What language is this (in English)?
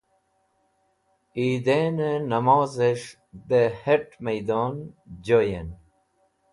Wakhi